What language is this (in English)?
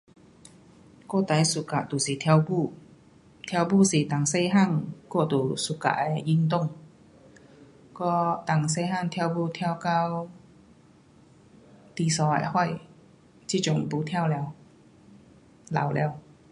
Pu-Xian Chinese